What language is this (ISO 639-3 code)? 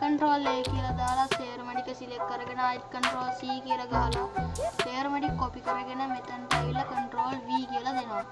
tur